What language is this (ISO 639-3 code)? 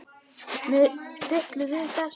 isl